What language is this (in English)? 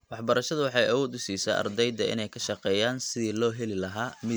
Somali